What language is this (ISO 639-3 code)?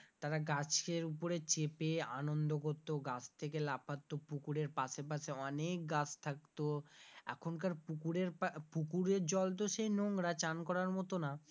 ben